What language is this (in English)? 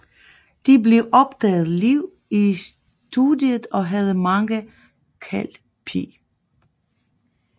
Danish